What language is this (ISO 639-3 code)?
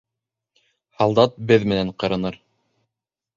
bak